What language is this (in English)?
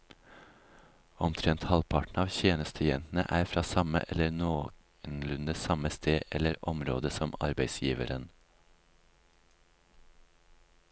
Norwegian